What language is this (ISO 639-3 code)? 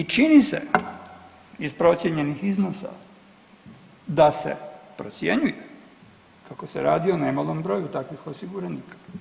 hrv